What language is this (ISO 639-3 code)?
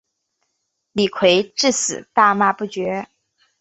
zho